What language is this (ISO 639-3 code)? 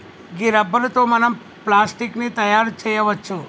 tel